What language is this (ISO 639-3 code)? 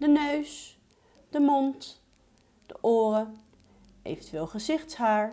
nld